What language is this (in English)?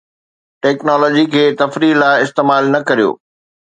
Sindhi